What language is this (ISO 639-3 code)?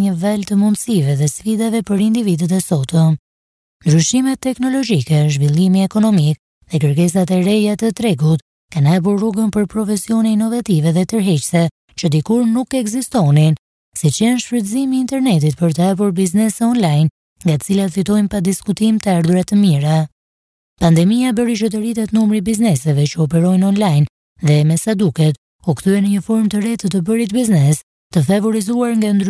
ron